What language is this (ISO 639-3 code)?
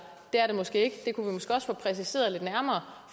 dan